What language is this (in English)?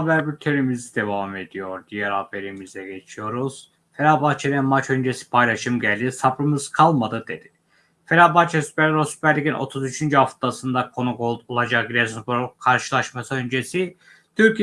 Turkish